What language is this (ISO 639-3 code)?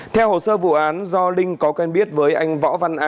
vie